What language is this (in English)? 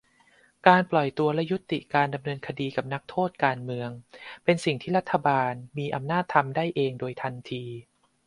Thai